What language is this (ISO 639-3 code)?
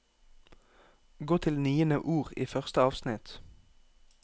nor